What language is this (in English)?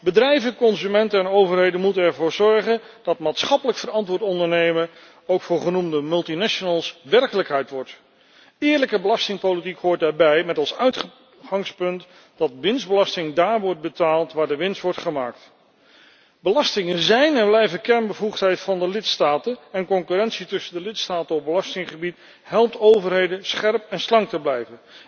Dutch